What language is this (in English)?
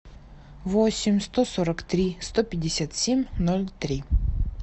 Russian